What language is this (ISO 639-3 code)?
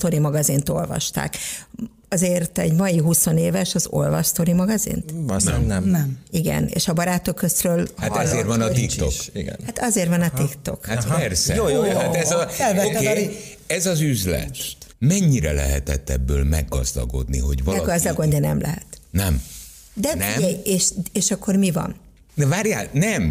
hun